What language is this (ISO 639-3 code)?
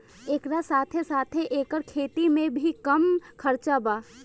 bho